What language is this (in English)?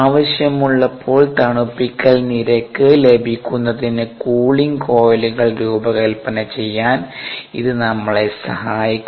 Malayalam